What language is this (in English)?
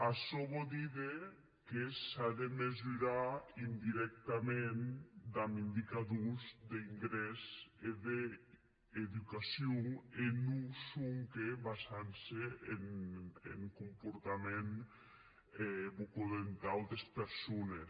Catalan